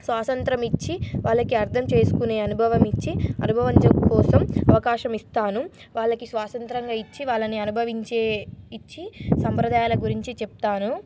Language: Telugu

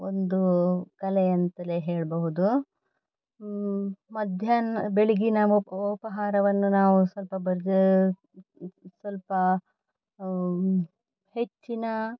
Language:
Kannada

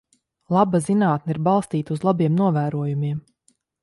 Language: Latvian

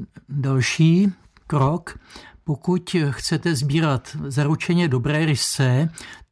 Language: Czech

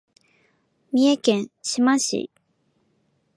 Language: Japanese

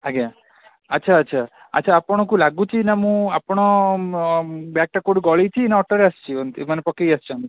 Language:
Odia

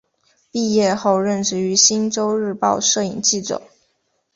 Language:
Chinese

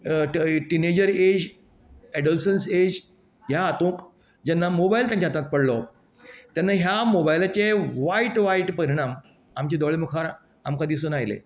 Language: Konkani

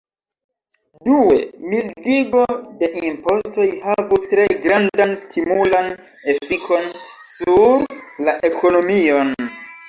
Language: Esperanto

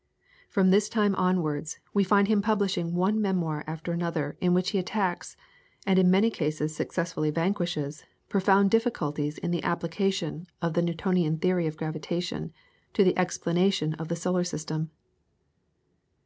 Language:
English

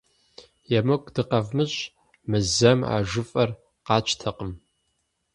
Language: Kabardian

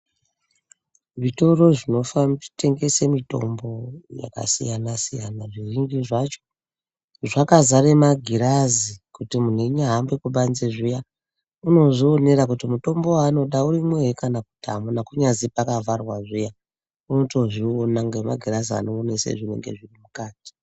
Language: Ndau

